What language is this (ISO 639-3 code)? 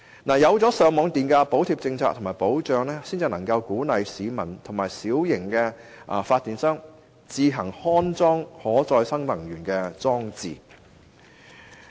yue